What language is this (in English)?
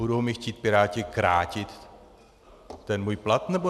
Czech